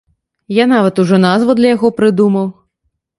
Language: Belarusian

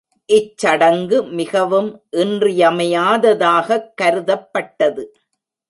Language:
Tamil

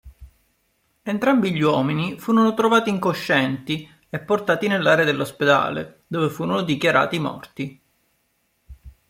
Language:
Italian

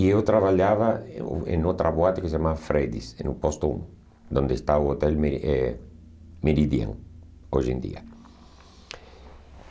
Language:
Portuguese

